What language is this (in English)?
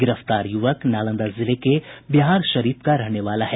Hindi